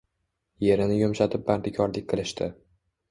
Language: Uzbek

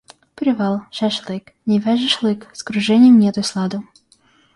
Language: Russian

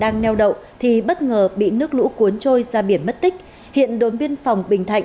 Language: Vietnamese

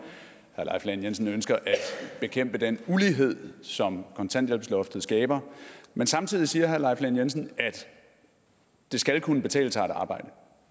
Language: Danish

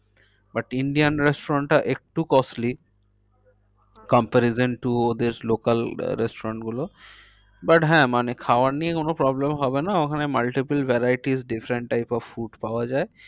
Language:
Bangla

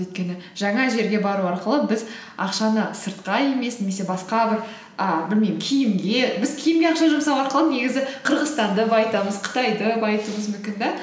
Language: Kazakh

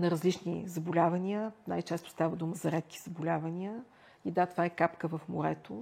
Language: Bulgarian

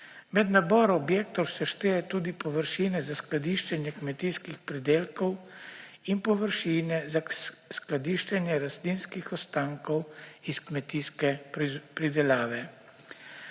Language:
Slovenian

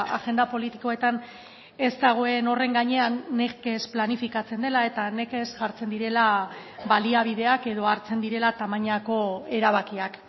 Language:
Basque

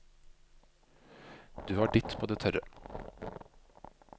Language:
Norwegian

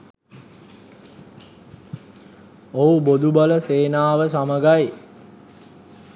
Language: Sinhala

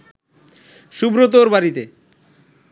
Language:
Bangla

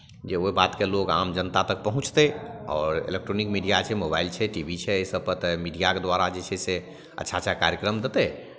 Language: Maithili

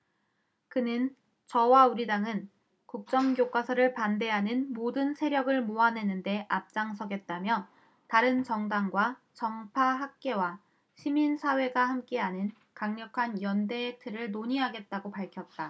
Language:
Korean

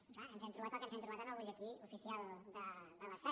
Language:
Catalan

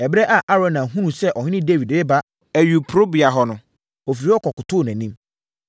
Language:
Akan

